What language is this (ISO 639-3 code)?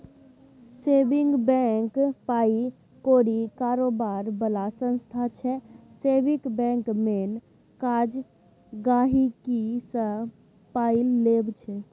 mai